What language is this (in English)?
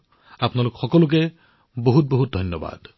Assamese